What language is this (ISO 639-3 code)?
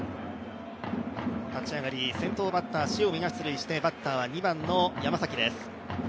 jpn